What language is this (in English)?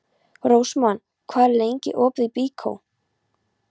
Icelandic